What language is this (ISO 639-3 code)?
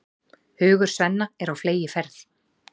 isl